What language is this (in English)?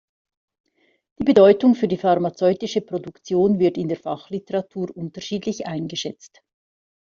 German